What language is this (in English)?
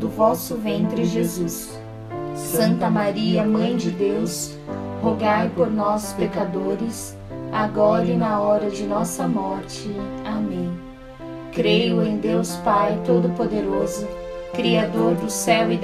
Portuguese